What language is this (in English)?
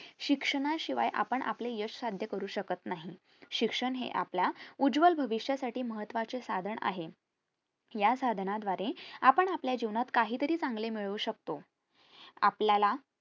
Marathi